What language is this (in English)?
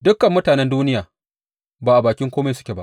Hausa